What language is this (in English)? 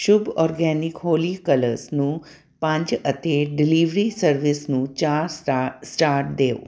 Punjabi